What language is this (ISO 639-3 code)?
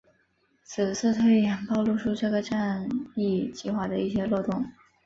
zho